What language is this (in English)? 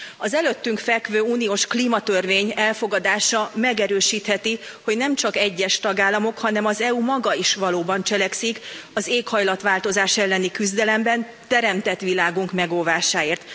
Hungarian